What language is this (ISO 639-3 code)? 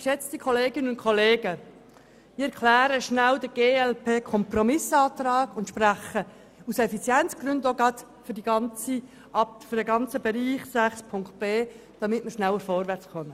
gsw